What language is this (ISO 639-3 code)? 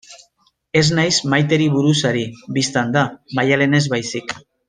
eus